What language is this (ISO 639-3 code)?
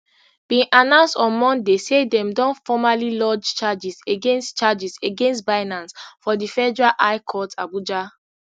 pcm